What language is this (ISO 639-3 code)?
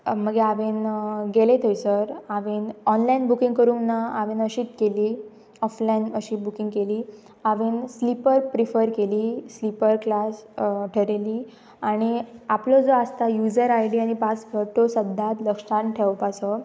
kok